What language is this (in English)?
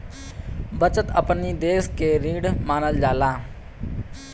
Bhojpuri